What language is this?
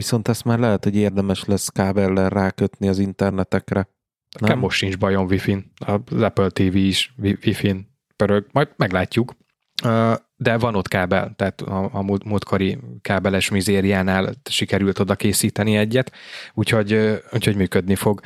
Hungarian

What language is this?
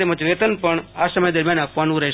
Gujarati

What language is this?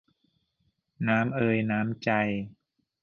Thai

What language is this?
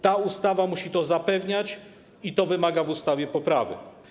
Polish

